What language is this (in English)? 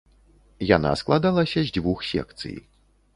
Belarusian